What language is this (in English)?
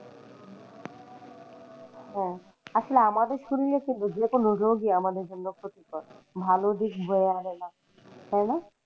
Bangla